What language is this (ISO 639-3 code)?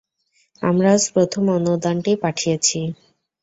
ben